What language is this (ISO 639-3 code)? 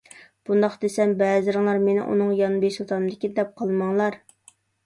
uig